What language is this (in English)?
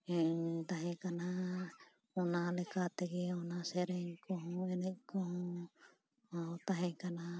Santali